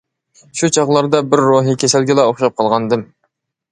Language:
Uyghur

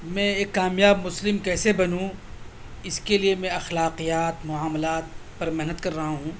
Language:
Urdu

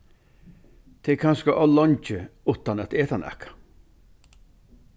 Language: Faroese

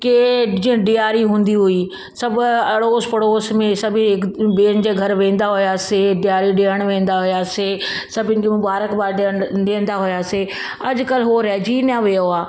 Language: Sindhi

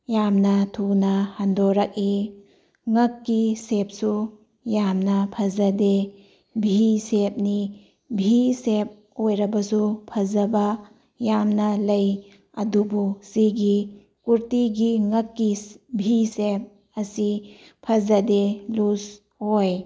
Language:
Manipuri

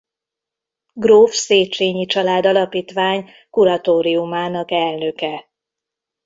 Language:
Hungarian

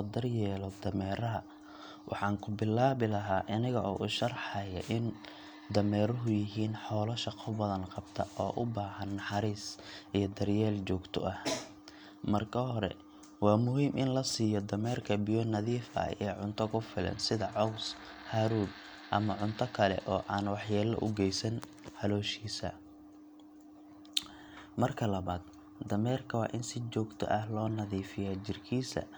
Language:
Somali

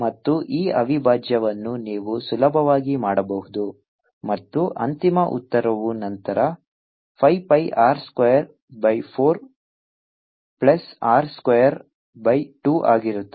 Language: Kannada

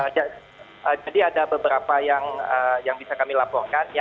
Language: Indonesian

